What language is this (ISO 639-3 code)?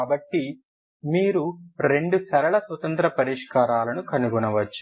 tel